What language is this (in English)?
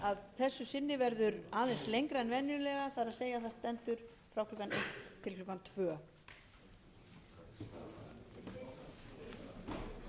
Icelandic